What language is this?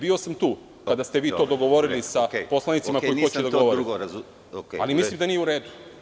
Serbian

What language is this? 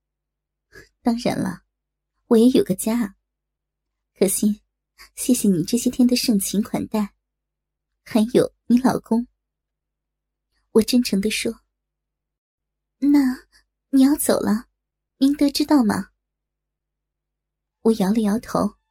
Chinese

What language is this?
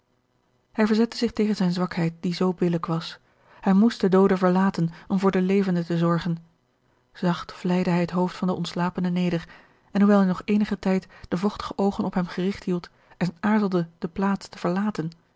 Dutch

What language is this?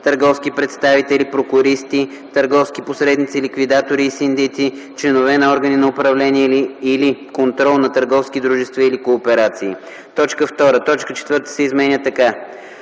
Bulgarian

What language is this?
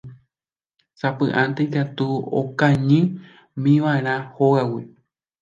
Guarani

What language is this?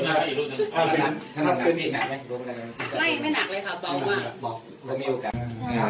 Thai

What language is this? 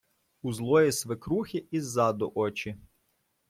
Ukrainian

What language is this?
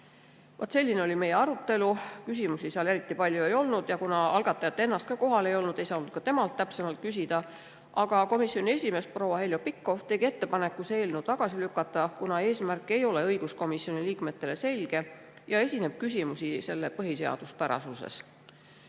Estonian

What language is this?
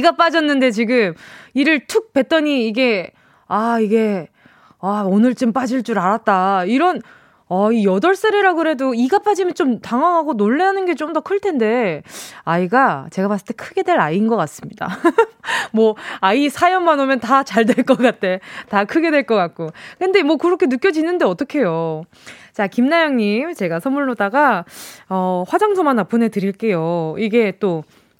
Korean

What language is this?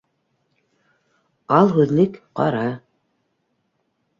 Bashkir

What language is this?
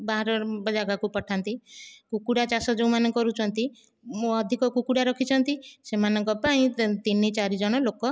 Odia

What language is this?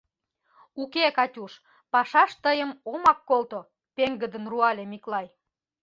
Mari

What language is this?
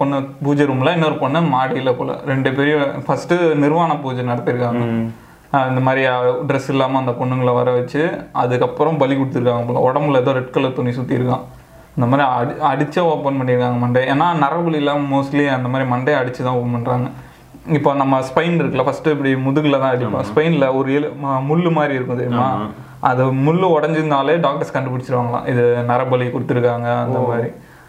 Tamil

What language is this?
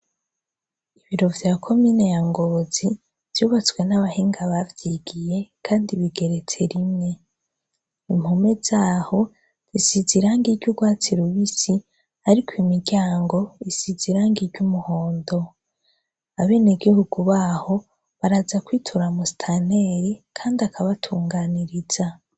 Rundi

